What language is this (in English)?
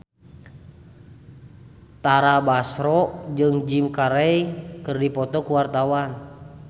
Sundanese